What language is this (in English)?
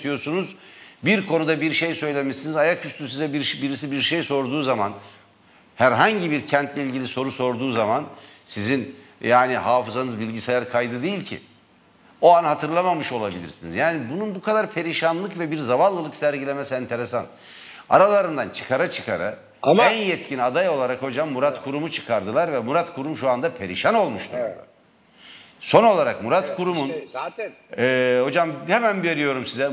Turkish